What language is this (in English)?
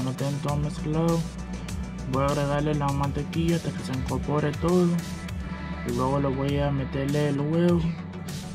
Spanish